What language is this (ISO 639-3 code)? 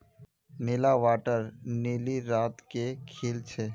mag